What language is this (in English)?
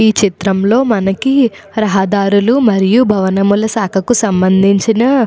Telugu